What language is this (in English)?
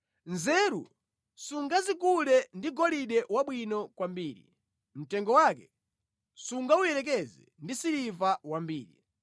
Nyanja